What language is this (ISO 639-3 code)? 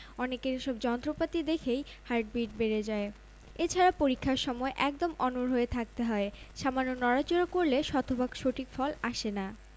ben